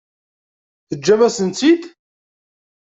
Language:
Kabyle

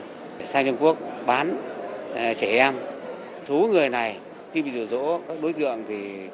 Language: Vietnamese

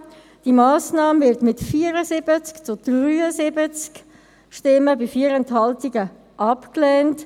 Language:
Swiss German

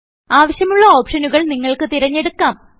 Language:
Malayalam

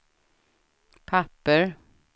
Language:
Swedish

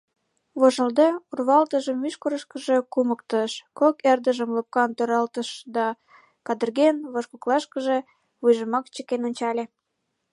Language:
Mari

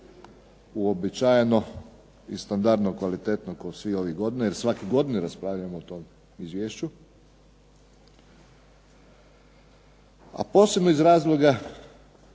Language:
Croatian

